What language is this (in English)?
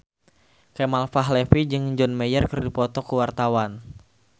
Sundanese